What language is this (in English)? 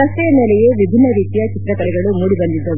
Kannada